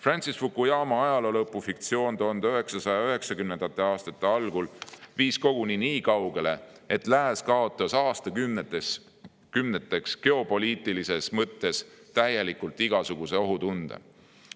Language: Estonian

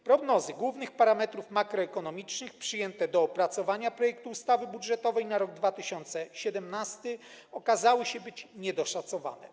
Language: Polish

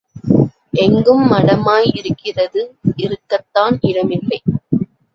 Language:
Tamil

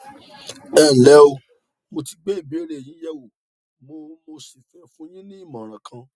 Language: Yoruba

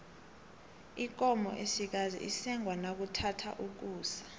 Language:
South Ndebele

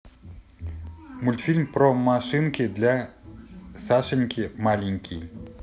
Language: Russian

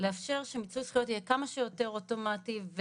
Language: Hebrew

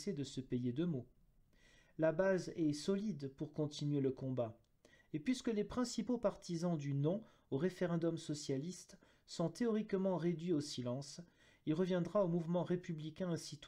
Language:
French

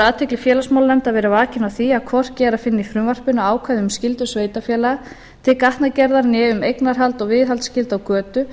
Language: Icelandic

